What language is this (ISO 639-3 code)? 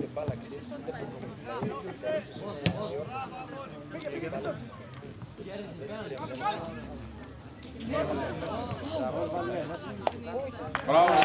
ell